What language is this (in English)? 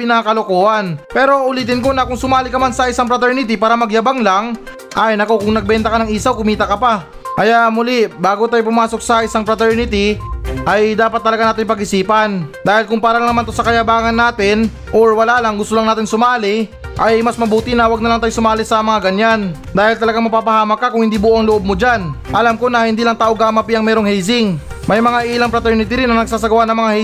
Filipino